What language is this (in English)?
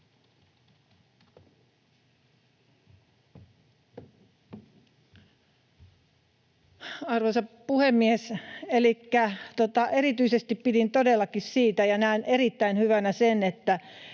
Finnish